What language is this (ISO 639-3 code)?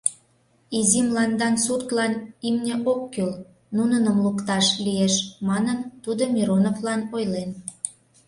chm